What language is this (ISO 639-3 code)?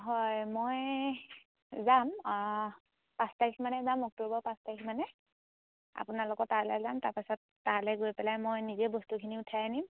asm